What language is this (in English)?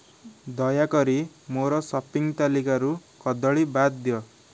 Odia